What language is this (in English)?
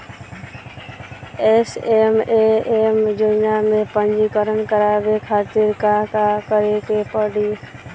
Bhojpuri